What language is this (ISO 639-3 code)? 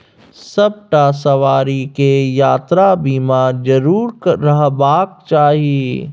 mai